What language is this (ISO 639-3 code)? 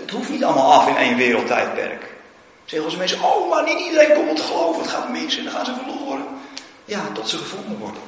nld